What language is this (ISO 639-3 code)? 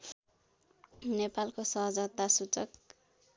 nep